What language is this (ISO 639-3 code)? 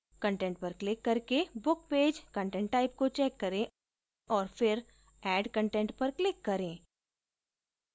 hin